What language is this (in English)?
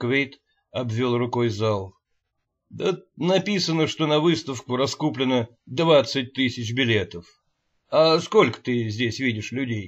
Russian